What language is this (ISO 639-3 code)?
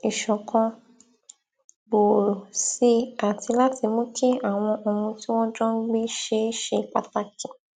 yor